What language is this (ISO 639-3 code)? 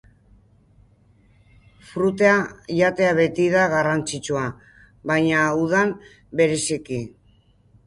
eus